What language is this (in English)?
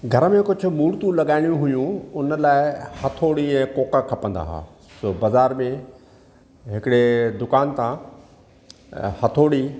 Sindhi